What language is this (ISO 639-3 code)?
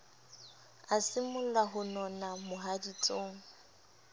sot